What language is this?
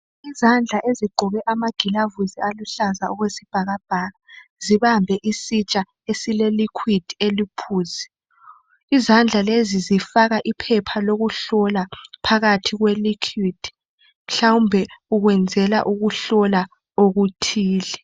North Ndebele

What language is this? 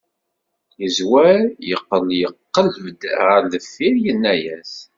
Kabyle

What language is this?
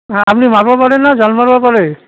Assamese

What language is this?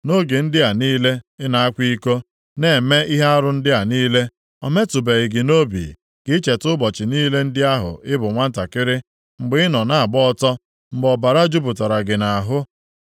Igbo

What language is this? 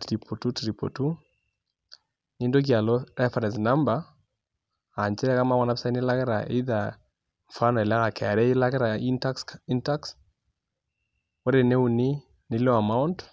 Masai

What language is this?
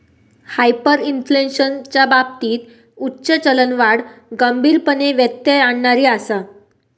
Marathi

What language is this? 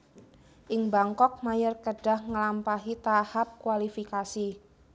Javanese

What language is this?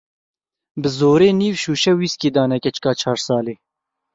Kurdish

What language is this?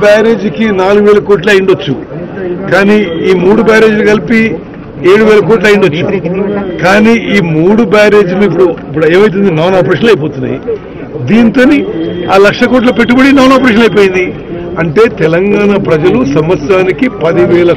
Telugu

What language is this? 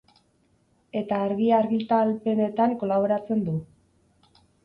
Basque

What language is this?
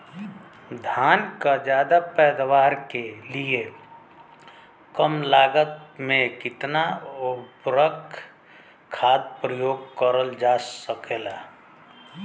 Bhojpuri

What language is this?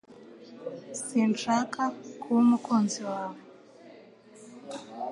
Kinyarwanda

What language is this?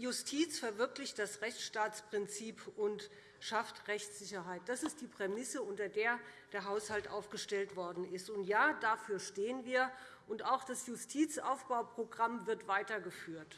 German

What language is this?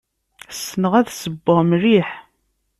Kabyle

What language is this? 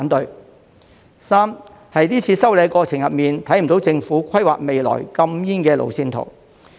Cantonese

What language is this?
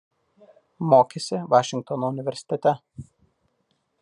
Lithuanian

